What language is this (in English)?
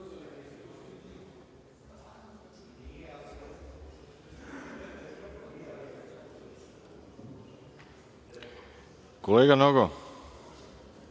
Serbian